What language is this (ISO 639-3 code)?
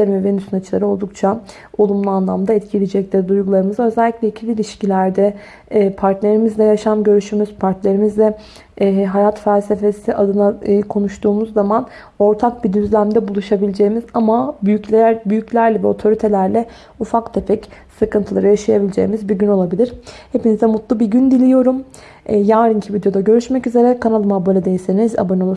tur